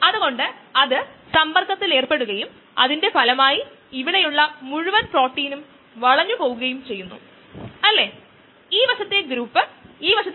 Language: Malayalam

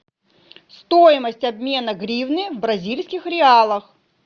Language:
Russian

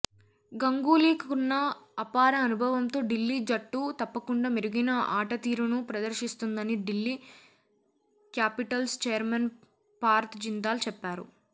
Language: Telugu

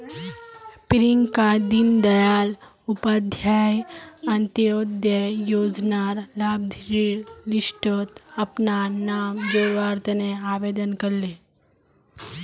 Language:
Magahi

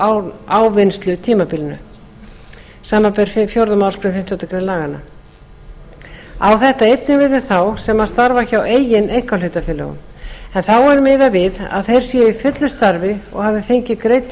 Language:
Icelandic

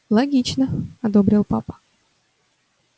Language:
Russian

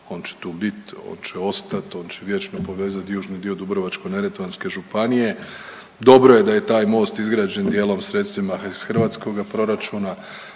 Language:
Croatian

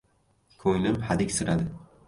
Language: Uzbek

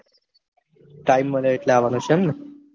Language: Gujarati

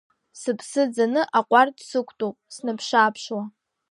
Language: Abkhazian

